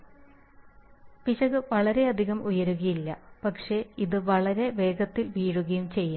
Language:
Malayalam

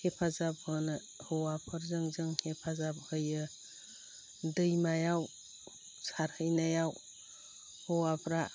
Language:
Bodo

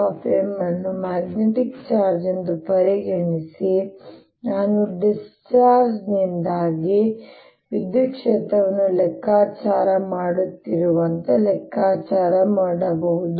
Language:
Kannada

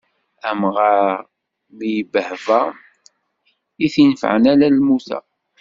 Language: Kabyle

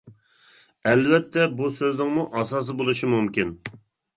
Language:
Uyghur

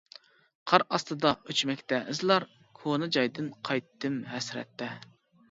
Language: Uyghur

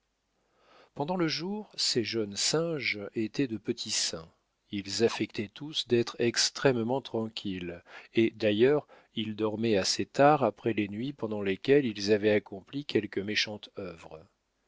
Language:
French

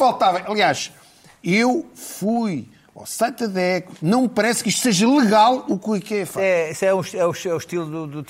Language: Portuguese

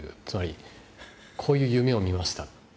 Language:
Japanese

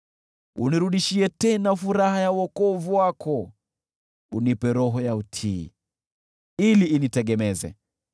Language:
Swahili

